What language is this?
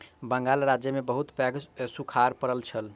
Maithili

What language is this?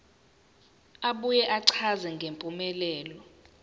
Zulu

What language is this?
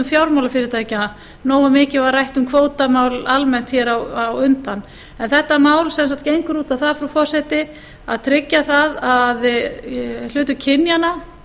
Icelandic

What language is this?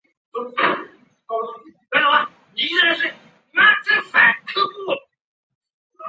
Chinese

